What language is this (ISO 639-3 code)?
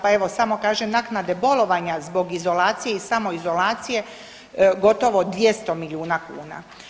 hrv